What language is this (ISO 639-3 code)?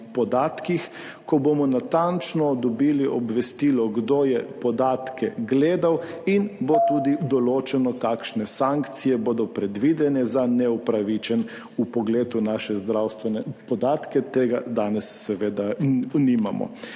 slv